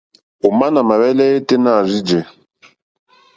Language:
Mokpwe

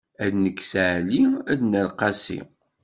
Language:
Kabyle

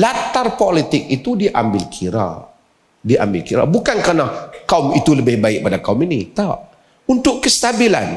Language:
Malay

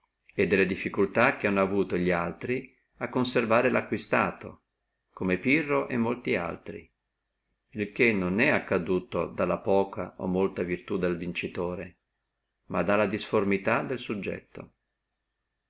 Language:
Italian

